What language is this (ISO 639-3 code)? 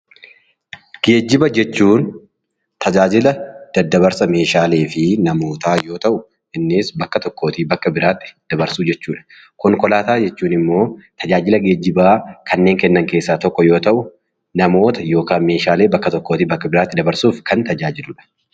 orm